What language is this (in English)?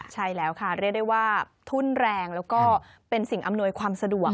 Thai